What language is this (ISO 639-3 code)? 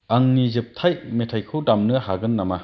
brx